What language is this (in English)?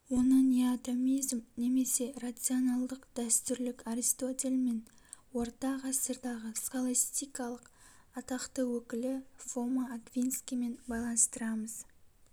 Kazakh